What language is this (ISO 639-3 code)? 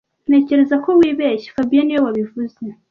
kin